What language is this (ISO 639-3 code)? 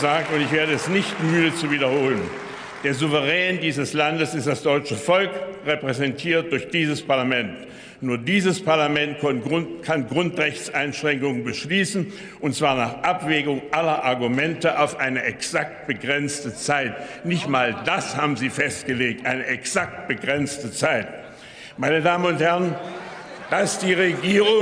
deu